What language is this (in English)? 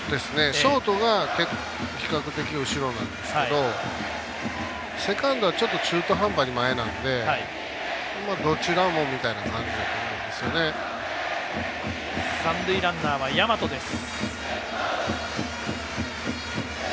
Japanese